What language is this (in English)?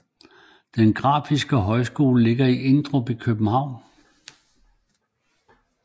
Danish